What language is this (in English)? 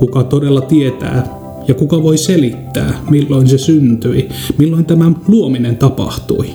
Finnish